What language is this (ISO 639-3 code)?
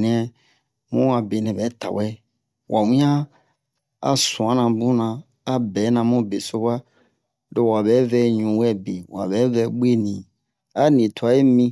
bmq